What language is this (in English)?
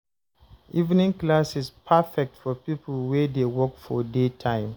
Nigerian Pidgin